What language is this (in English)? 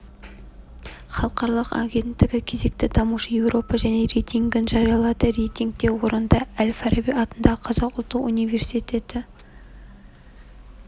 Kazakh